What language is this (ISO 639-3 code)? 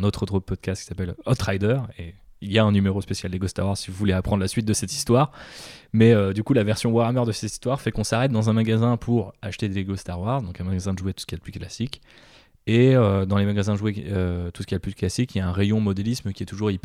fra